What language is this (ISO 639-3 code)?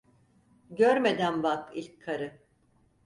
tur